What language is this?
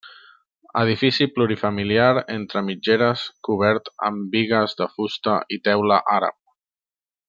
Catalan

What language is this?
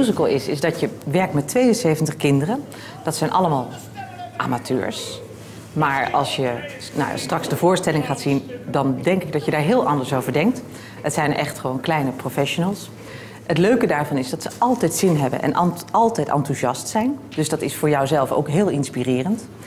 Dutch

